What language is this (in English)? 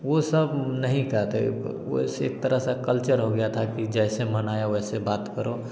Hindi